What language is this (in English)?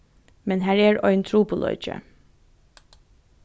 Faroese